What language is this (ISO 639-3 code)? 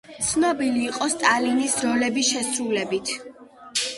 kat